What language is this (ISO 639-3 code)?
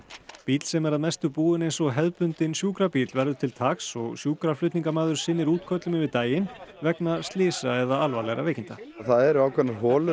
isl